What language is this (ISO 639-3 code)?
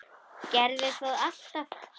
isl